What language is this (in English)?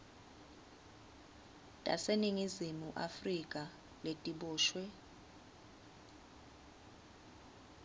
Swati